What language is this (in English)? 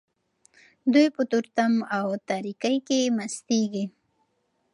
Pashto